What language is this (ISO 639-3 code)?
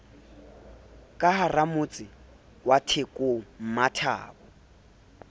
sot